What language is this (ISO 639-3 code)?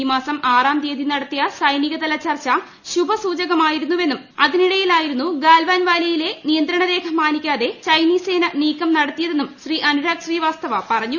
mal